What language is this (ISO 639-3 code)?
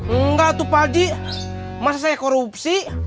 ind